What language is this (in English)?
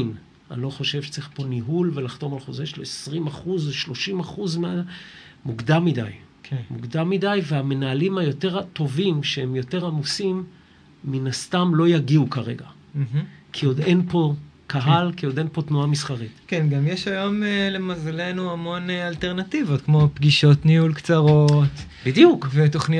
Hebrew